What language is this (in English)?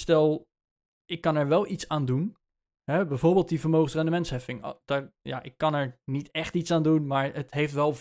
Dutch